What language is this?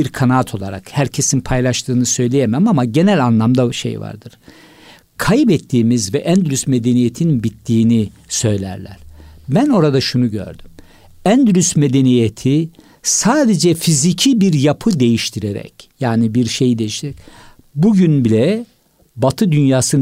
Turkish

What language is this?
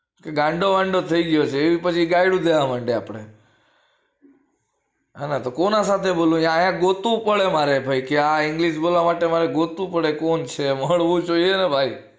Gujarati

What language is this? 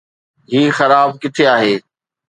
Sindhi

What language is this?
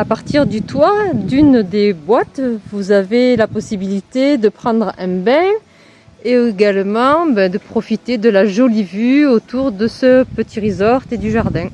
French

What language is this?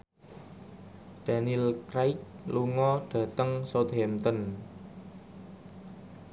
Javanese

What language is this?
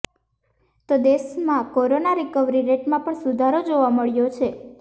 Gujarati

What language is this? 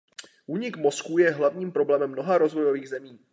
Czech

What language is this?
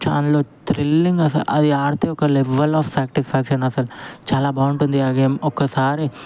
Telugu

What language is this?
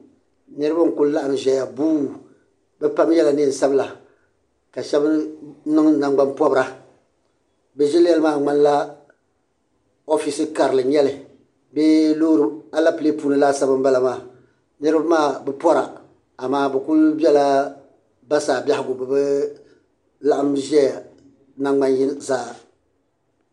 Dagbani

